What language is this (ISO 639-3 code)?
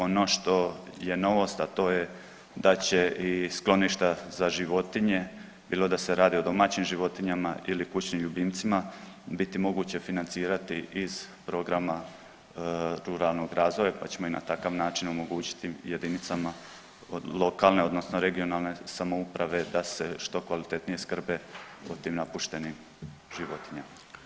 hrv